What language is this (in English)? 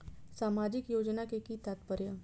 Maithili